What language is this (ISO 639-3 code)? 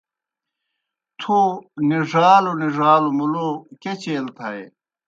plk